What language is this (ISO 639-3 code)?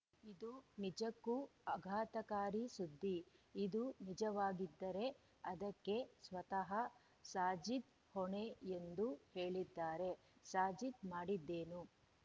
kan